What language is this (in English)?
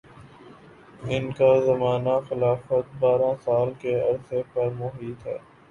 Urdu